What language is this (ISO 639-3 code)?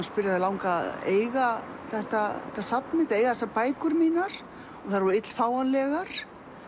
isl